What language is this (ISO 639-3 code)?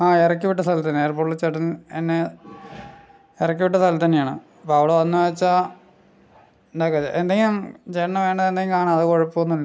mal